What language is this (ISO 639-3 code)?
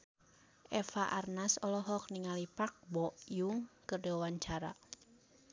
sun